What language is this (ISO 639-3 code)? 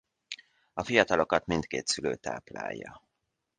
hun